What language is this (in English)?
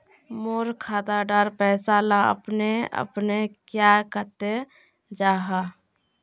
Magahi